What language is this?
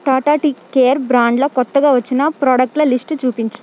Telugu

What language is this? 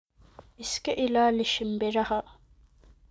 Somali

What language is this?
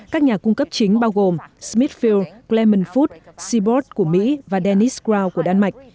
Vietnamese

